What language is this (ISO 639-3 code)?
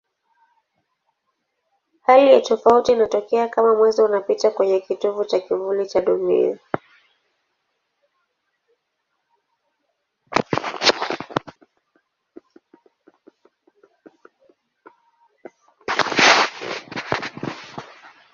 swa